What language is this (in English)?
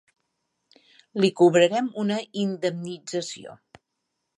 Catalan